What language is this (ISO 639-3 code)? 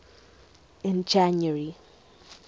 eng